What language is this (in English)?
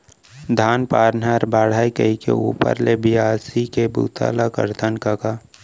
Chhattisgarhi